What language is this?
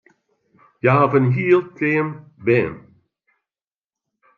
Western Frisian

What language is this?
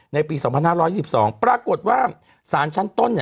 Thai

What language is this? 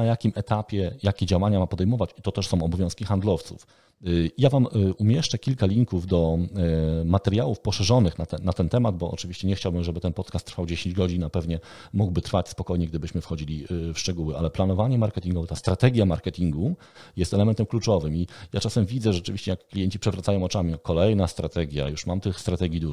Polish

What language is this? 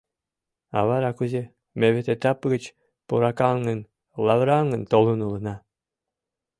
Mari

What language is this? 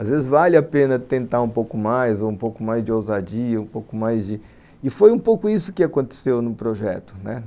Portuguese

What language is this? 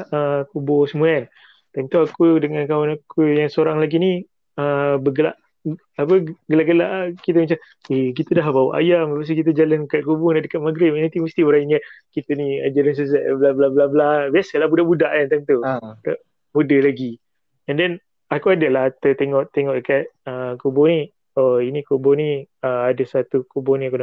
Malay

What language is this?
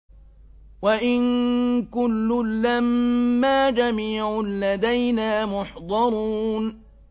Arabic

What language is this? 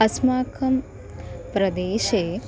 Sanskrit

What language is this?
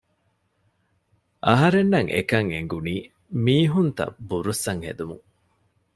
Divehi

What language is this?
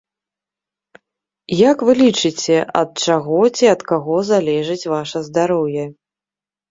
Belarusian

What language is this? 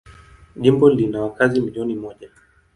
Swahili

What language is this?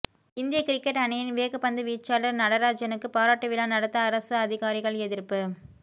Tamil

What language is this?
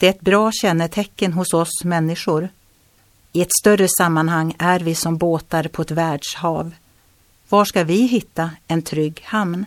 Swedish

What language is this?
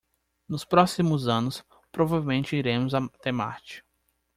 Portuguese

